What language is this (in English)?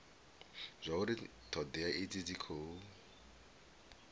Venda